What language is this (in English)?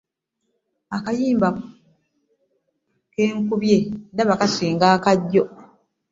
Ganda